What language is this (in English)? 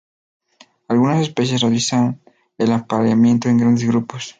Spanish